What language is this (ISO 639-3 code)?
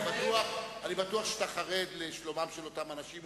heb